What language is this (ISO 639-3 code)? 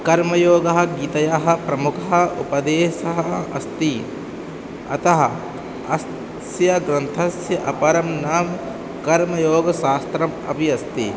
san